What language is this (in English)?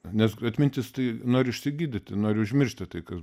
Lithuanian